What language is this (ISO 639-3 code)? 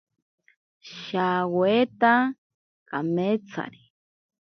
prq